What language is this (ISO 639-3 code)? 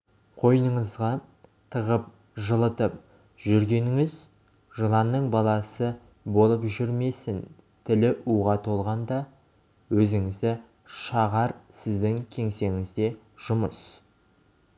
kaz